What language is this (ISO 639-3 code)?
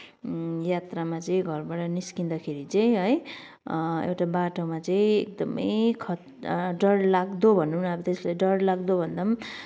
nep